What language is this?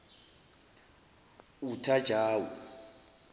Zulu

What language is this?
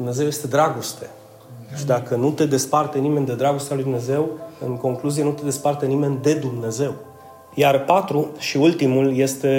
Romanian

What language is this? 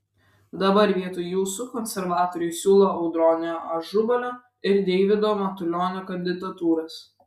Lithuanian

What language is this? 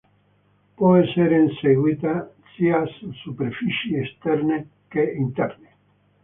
Italian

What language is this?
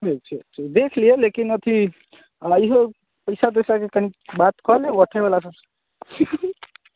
Maithili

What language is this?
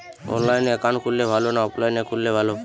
Bangla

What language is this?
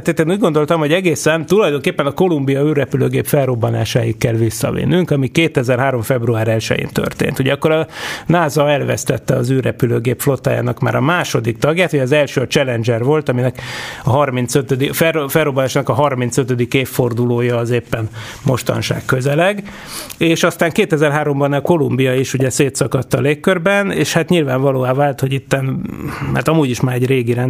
Hungarian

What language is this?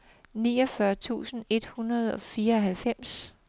Danish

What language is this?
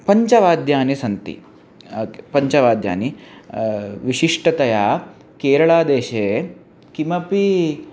Sanskrit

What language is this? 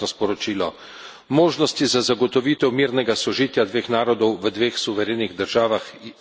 Slovenian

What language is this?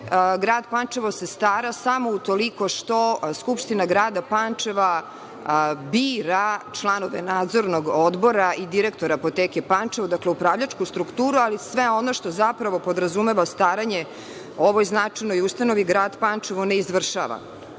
Serbian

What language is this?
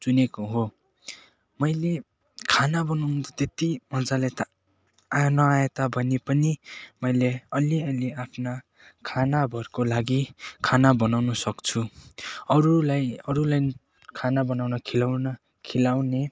Nepali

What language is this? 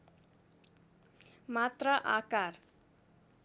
Nepali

